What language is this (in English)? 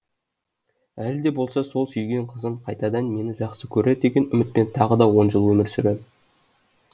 Kazakh